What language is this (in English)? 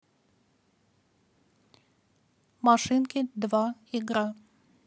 Russian